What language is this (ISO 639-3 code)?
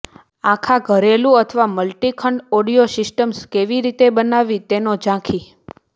guj